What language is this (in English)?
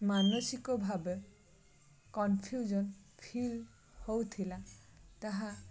Odia